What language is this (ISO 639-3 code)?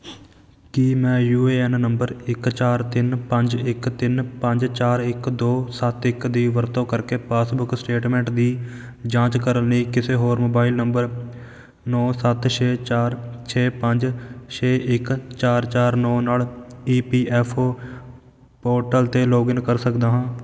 pan